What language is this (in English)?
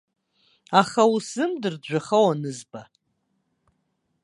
Abkhazian